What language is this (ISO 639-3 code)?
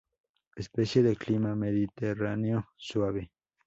spa